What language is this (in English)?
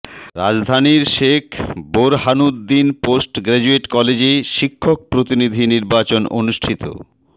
Bangla